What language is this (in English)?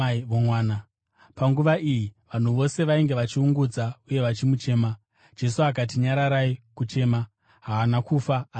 Shona